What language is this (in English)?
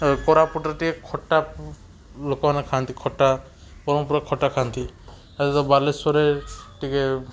Odia